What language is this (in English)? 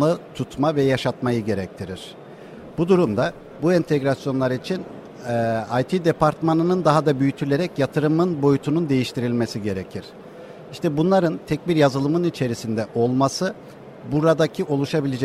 Turkish